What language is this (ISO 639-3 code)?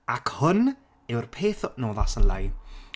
cym